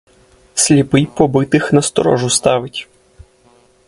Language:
Ukrainian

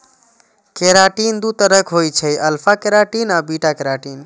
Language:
Maithili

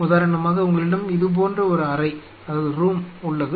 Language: Tamil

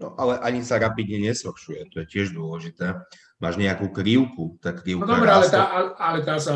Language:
Slovak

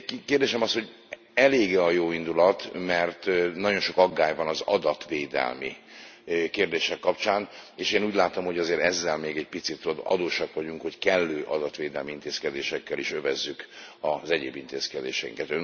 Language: Hungarian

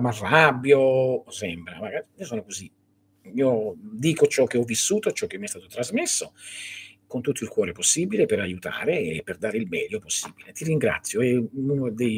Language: Italian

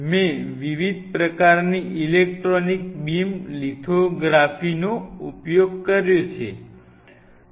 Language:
Gujarati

